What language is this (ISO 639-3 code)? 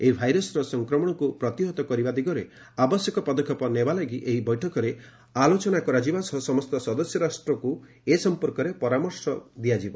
ori